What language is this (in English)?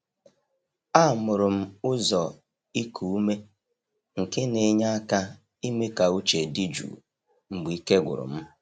Igbo